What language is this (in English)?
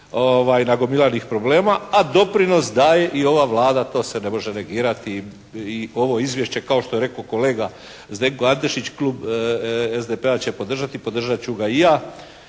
Croatian